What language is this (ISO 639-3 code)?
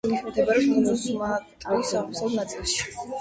kat